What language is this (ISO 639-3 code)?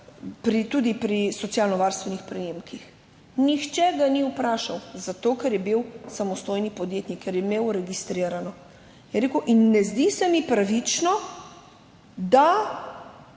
slv